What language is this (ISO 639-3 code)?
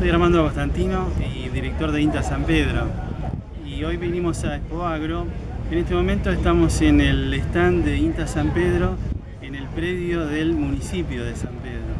spa